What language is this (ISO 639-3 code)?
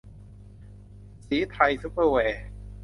tha